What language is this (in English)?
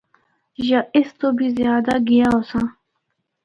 Northern Hindko